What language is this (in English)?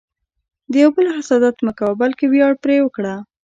Pashto